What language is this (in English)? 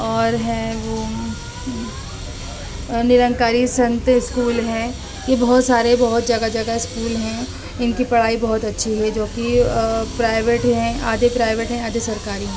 Urdu